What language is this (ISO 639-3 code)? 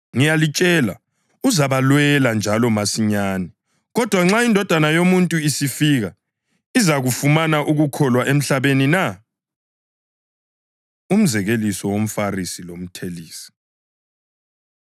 nde